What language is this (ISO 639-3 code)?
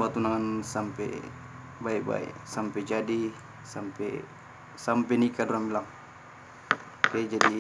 ind